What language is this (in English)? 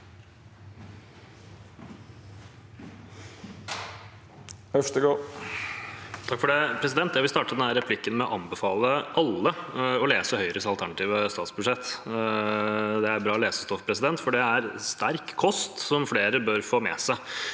Norwegian